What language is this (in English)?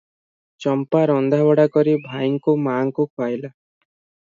Odia